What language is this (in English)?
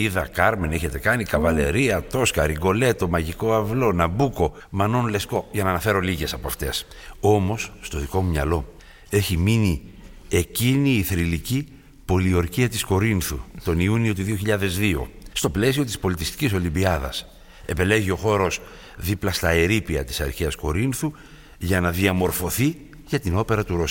Greek